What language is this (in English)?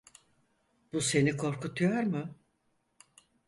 Turkish